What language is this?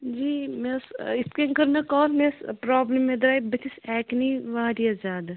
Kashmiri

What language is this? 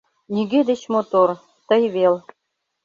Mari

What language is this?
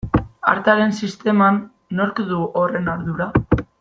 Basque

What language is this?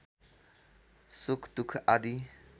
Nepali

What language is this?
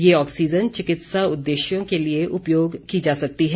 Hindi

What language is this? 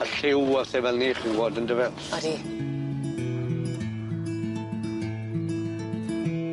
Welsh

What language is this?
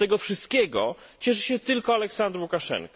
Polish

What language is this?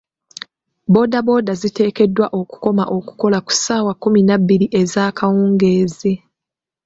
Ganda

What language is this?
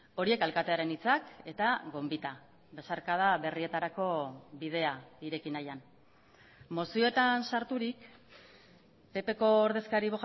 Basque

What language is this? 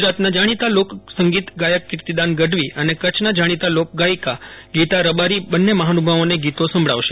Gujarati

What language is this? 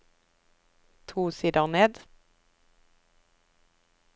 Norwegian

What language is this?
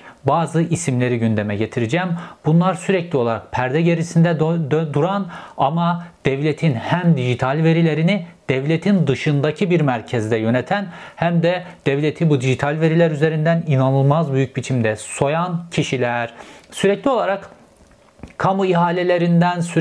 Turkish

